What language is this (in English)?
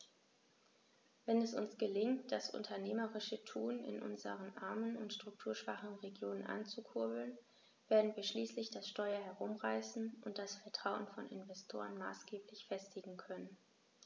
German